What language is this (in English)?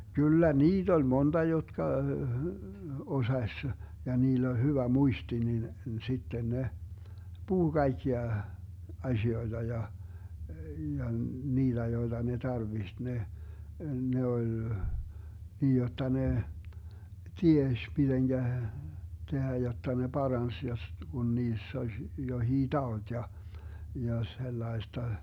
Finnish